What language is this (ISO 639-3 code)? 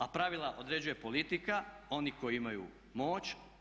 hrv